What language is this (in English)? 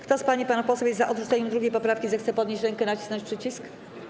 Polish